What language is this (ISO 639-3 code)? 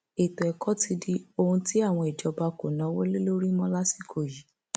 yor